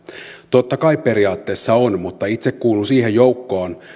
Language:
Finnish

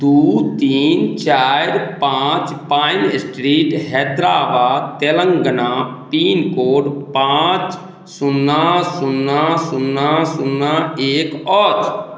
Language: Maithili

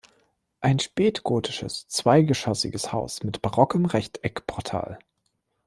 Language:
German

